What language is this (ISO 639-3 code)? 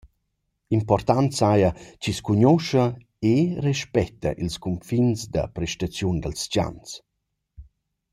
roh